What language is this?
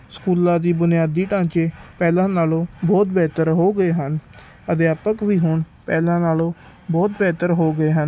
Punjabi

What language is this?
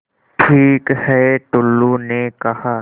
Hindi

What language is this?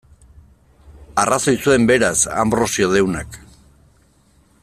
Basque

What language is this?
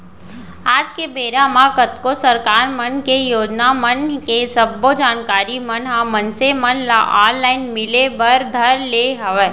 Chhattisgarhi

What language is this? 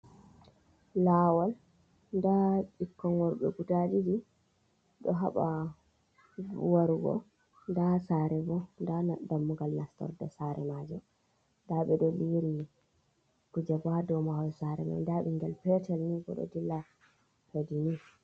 Fula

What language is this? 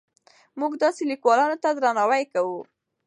Pashto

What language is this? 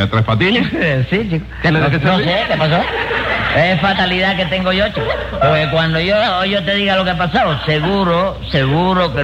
Spanish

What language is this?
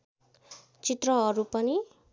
Nepali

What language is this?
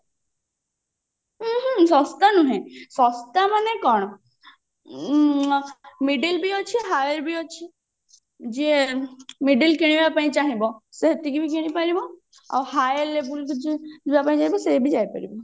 Odia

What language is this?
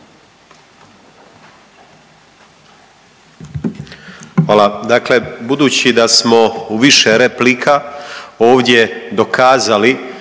Croatian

